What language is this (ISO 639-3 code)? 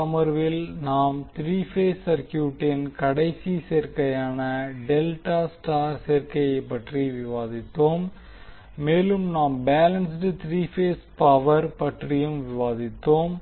tam